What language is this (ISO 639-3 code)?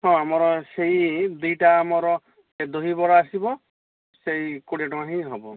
ori